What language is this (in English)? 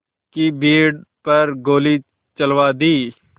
Hindi